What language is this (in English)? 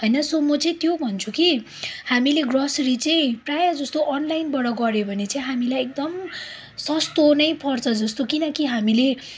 Nepali